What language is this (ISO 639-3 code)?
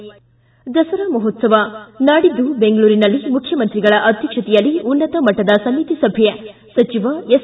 kan